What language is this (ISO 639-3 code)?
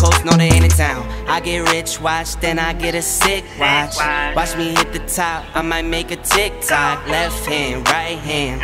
pol